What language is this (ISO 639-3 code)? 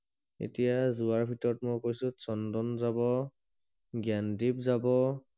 asm